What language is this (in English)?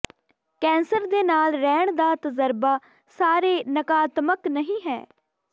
Punjabi